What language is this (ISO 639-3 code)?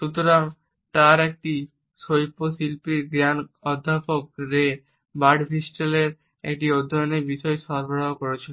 ben